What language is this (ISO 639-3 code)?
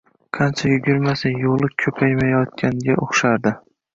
uzb